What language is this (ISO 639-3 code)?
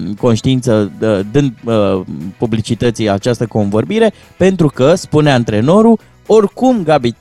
ron